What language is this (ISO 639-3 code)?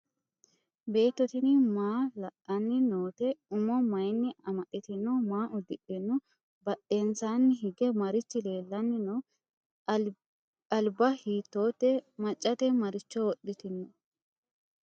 sid